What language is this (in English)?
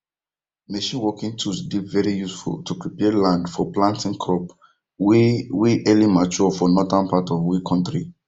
Nigerian Pidgin